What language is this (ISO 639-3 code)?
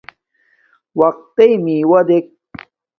dmk